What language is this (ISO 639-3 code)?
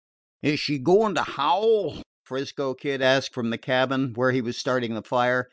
eng